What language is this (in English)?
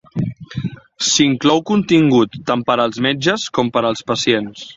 Catalan